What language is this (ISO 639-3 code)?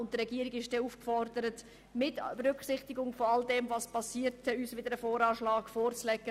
gsw